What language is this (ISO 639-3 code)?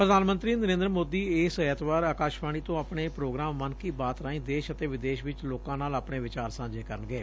pan